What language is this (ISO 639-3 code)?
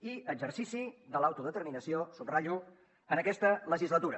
cat